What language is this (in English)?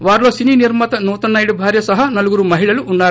Telugu